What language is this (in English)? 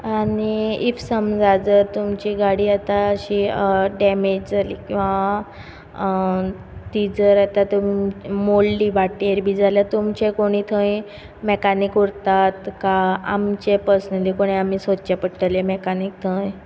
Konkani